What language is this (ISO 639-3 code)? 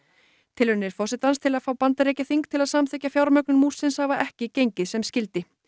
isl